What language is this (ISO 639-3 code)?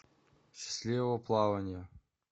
rus